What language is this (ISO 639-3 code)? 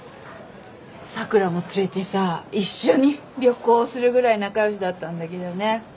jpn